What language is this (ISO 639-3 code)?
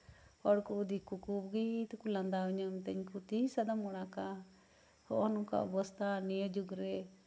sat